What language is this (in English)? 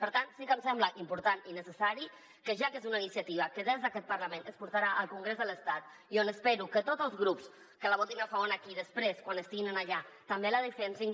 Catalan